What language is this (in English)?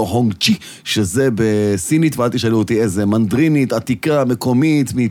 Hebrew